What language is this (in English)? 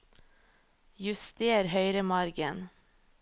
Norwegian